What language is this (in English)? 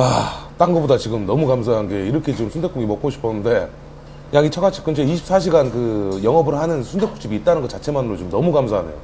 Korean